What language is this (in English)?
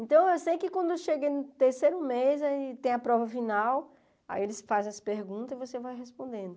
Portuguese